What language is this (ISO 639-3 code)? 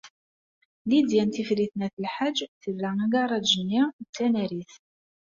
kab